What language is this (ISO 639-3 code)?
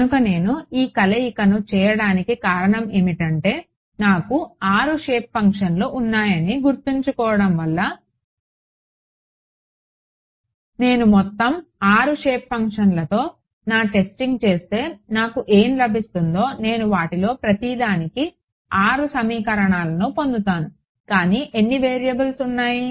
tel